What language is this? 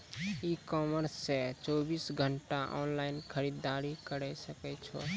Maithili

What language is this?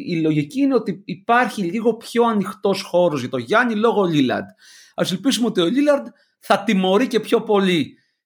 Greek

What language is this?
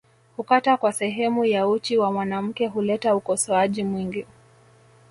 Swahili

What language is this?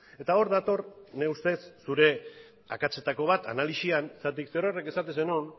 Basque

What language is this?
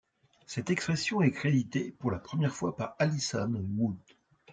French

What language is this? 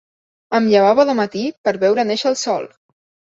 Catalan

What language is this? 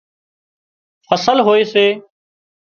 Wadiyara Koli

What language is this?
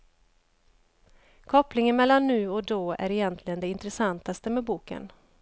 Swedish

